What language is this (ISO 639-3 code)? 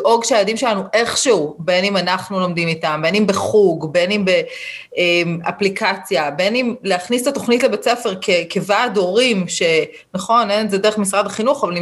heb